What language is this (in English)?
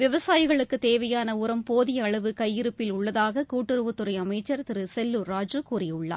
Tamil